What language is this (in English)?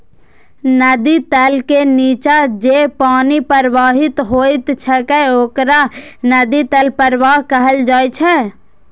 Maithili